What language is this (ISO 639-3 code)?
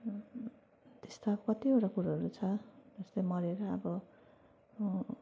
nep